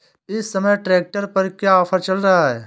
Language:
Hindi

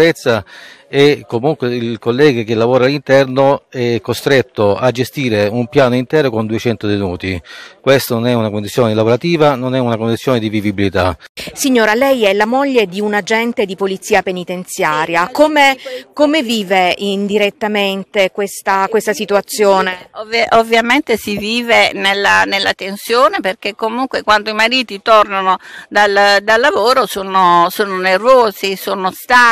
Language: Italian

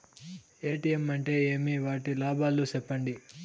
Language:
Telugu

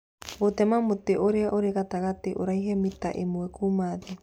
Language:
Kikuyu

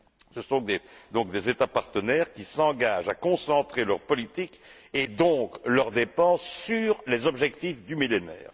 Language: French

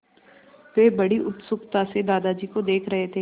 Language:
Hindi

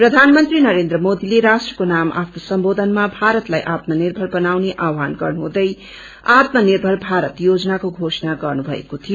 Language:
Nepali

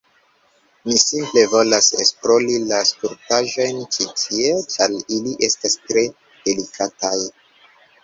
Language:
Esperanto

